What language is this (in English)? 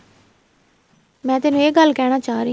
Punjabi